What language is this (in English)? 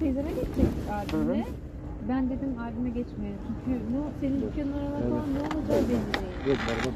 Turkish